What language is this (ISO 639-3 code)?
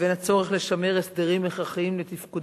heb